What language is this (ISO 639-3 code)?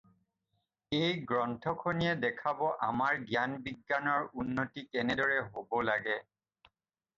asm